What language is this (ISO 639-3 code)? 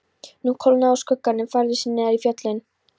isl